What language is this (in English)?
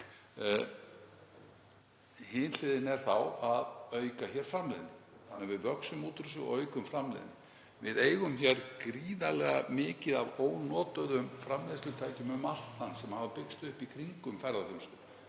Icelandic